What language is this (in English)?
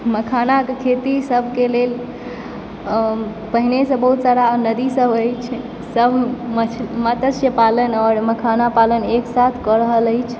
Maithili